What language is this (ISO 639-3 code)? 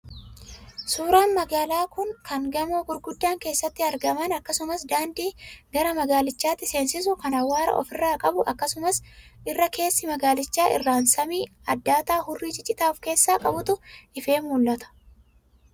orm